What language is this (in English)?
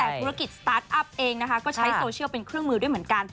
Thai